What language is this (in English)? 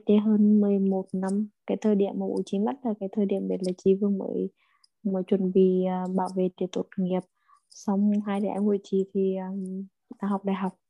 Vietnamese